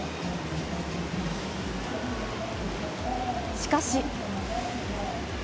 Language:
Japanese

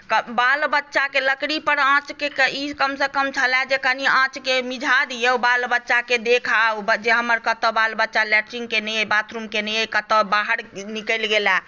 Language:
Maithili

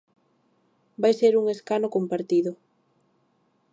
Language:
Galician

